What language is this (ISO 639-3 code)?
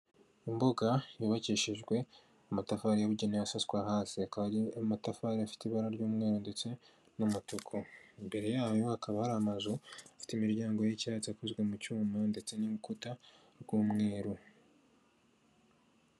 kin